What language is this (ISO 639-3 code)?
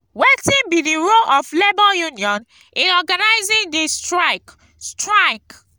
pcm